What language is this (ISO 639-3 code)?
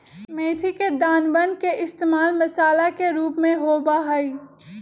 mag